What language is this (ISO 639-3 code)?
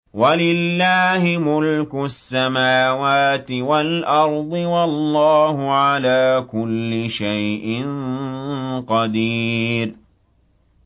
ara